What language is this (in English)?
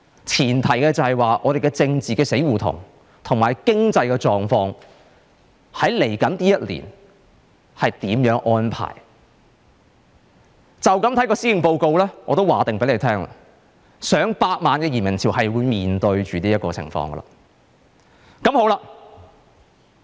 Cantonese